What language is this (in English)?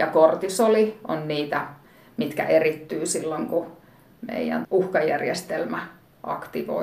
Finnish